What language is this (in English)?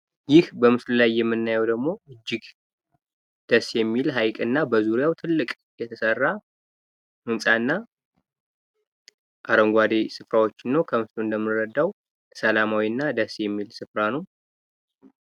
Amharic